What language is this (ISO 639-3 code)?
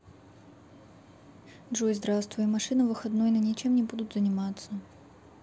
rus